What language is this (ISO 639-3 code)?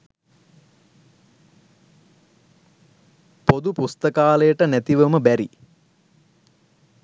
sin